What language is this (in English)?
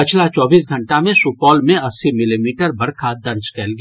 Maithili